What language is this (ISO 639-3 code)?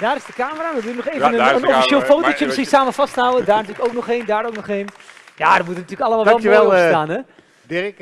nld